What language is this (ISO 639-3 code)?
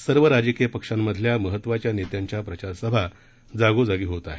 mar